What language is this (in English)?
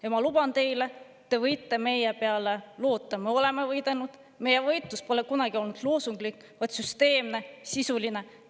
Estonian